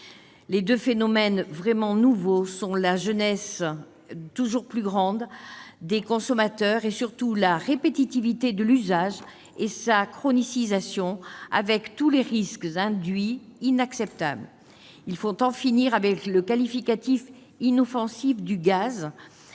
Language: French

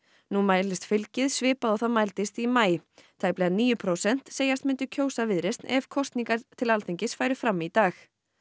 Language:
Icelandic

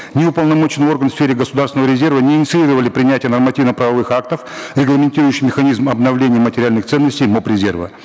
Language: Kazakh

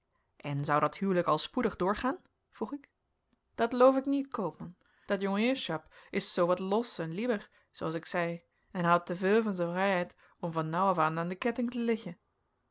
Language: Dutch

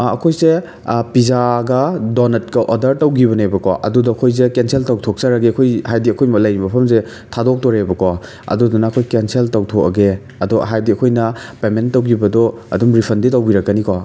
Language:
Manipuri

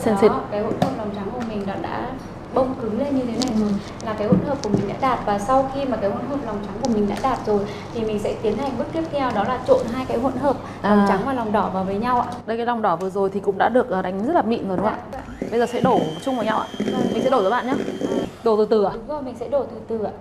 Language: Vietnamese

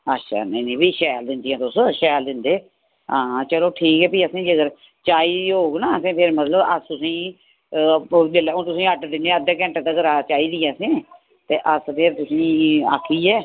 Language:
Dogri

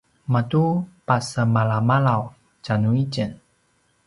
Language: Paiwan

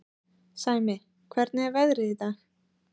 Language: Icelandic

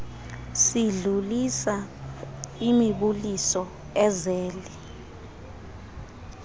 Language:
Xhosa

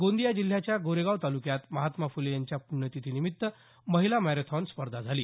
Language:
Marathi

